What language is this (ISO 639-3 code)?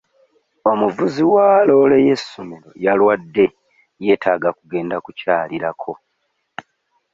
lug